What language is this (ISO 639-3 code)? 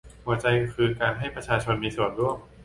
tha